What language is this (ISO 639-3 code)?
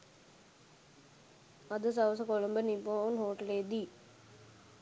sin